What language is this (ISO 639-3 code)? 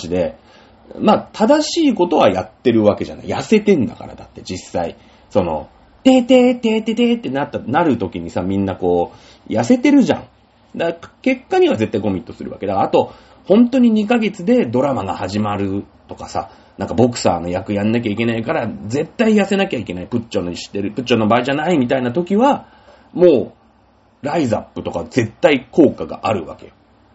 jpn